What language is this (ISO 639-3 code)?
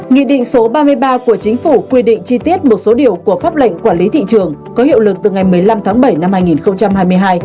vie